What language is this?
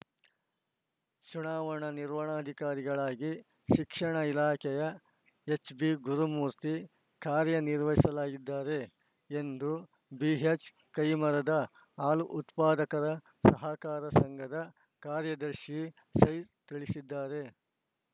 Kannada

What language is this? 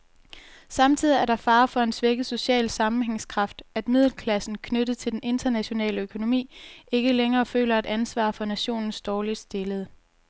Danish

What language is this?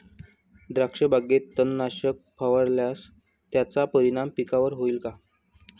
Marathi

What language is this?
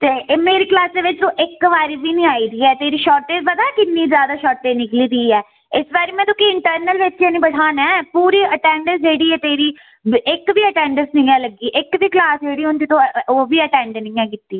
Dogri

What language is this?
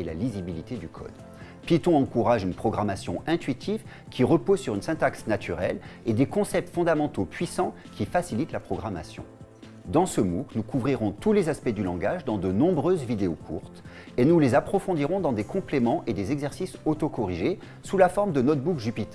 French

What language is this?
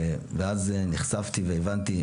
Hebrew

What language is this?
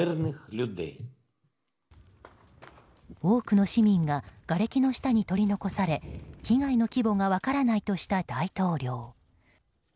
Japanese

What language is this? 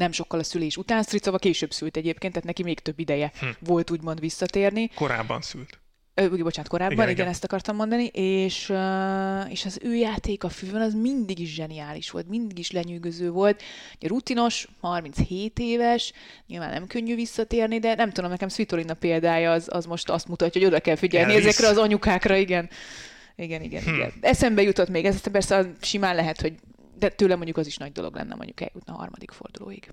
Hungarian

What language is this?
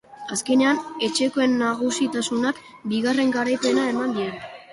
Basque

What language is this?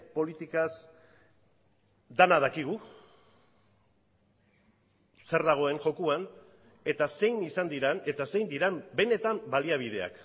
Basque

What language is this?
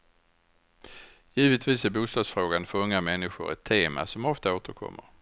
Swedish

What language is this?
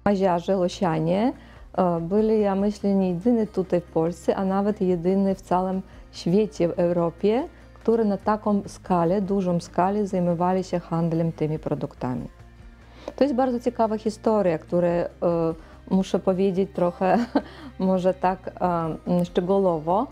Polish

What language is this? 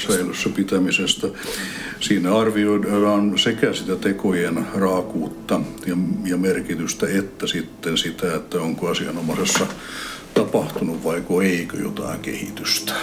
Finnish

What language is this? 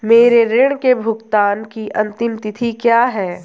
Hindi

